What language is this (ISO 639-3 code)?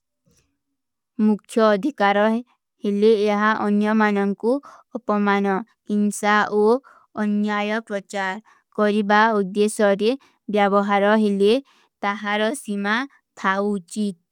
uki